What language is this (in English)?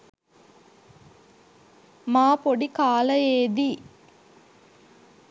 Sinhala